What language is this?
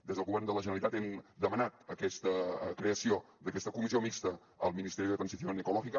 Catalan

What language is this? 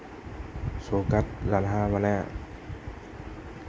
Assamese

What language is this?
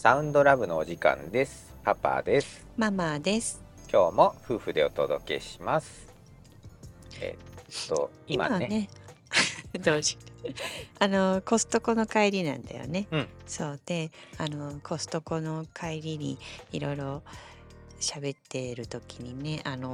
Japanese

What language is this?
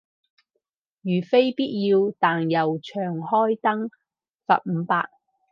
Cantonese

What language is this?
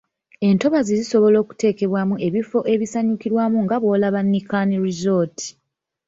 Ganda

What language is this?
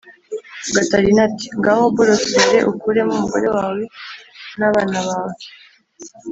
Kinyarwanda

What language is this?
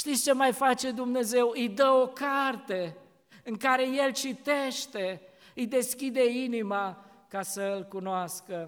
Romanian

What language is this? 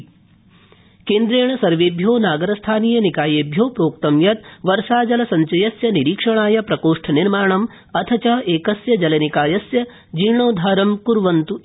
Sanskrit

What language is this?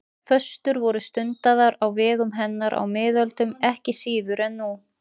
Icelandic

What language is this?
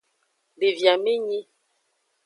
Aja (Benin)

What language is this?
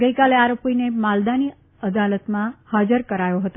Gujarati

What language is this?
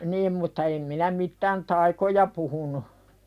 Finnish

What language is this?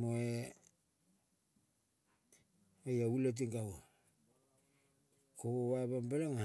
Kol (Papua New Guinea)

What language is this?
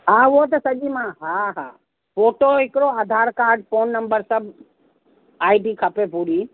Sindhi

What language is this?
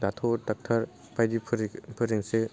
Bodo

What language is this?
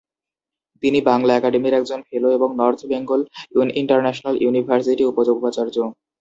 Bangla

